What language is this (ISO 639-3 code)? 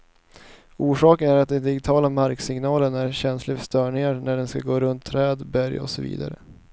swe